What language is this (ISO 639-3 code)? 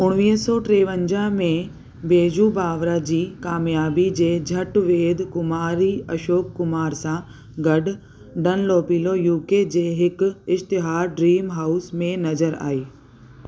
snd